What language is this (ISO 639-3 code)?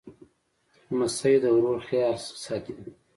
pus